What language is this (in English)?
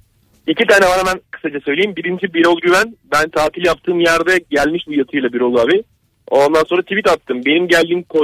Turkish